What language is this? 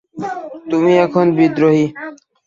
Bangla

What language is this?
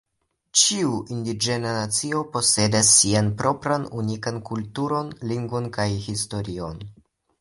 Esperanto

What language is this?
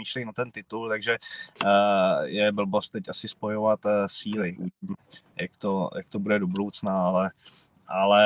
Czech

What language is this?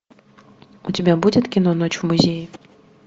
Russian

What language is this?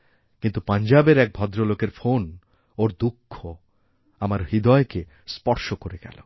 Bangla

